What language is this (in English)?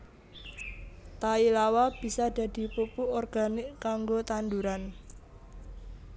Javanese